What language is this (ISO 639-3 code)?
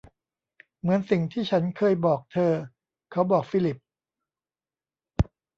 tha